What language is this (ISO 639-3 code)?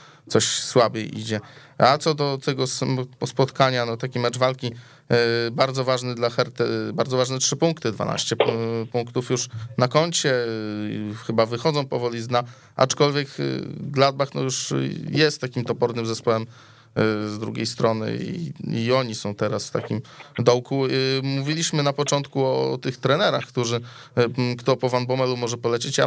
pol